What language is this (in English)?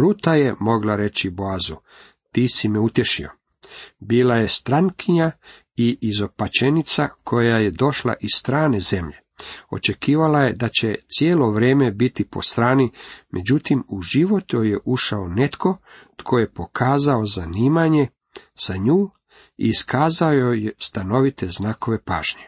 Croatian